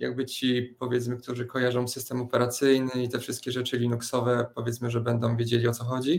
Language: Polish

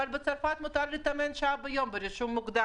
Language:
Hebrew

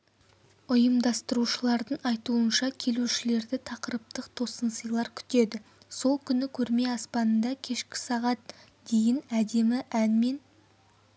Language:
Kazakh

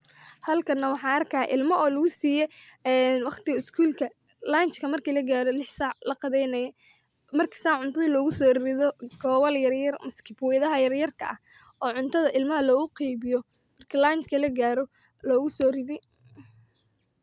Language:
Somali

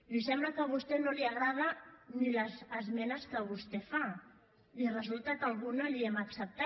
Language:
Catalan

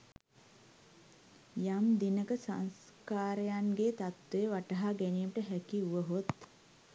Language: Sinhala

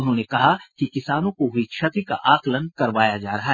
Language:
Hindi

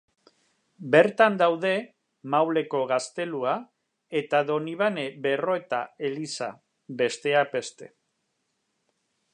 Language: Basque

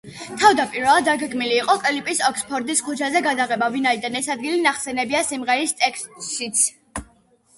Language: Georgian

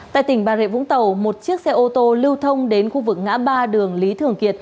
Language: Vietnamese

